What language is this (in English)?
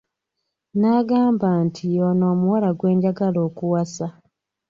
Ganda